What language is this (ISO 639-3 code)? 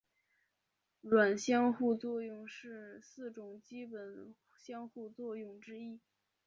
zho